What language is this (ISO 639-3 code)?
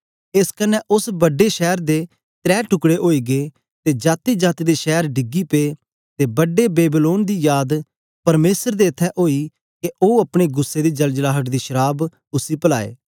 doi